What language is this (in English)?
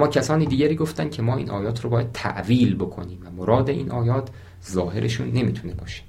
Persian